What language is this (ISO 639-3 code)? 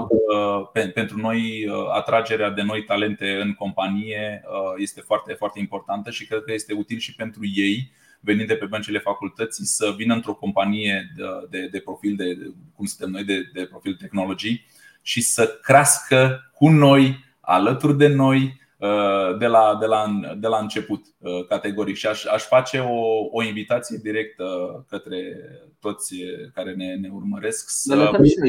ron